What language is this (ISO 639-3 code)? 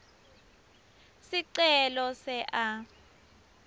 ssw